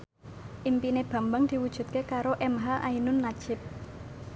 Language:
Javanese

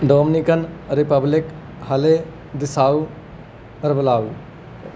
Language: Punjabi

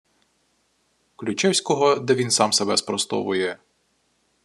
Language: Ukrainian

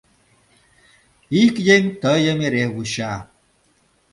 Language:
Mari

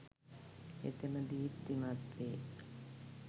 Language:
Sinhala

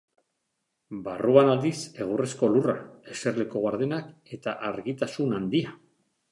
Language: Basque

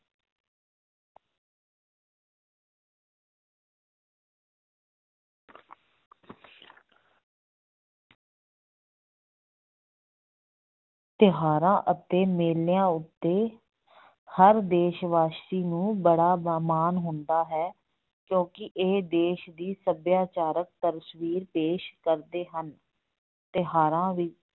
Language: Punjabi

